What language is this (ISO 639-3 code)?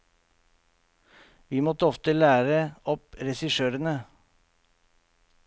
nor